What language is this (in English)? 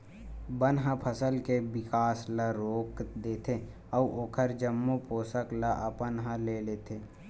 Chhattisgarhi